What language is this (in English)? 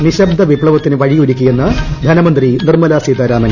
Malayalam